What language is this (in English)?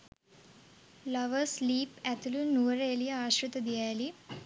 Sinhala